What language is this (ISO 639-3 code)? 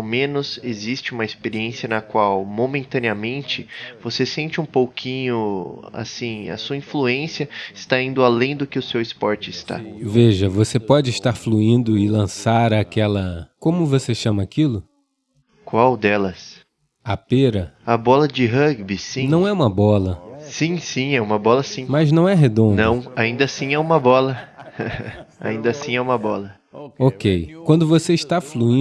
por